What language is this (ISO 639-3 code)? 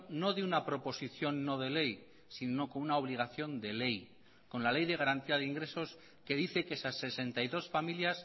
spa